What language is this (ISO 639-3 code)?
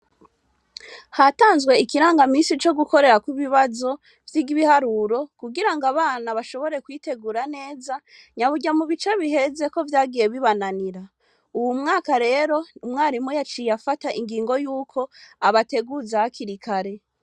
run